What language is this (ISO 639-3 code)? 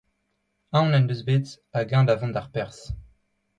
bre